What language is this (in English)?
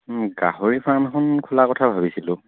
Assamese